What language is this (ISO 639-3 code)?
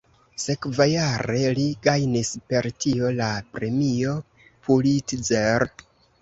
epo